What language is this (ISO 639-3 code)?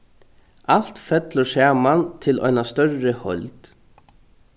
fao